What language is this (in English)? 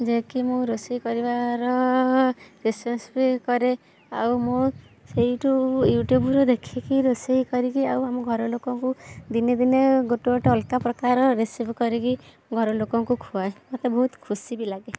Odia